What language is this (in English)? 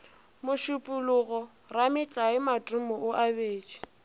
Northern Sotho